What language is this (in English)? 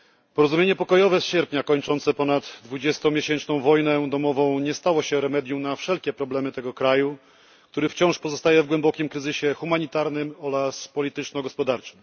Polish